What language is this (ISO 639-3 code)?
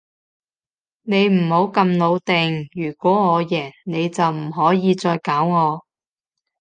yue